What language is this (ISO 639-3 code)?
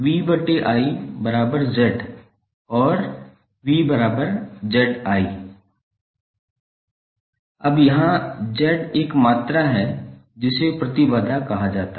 hin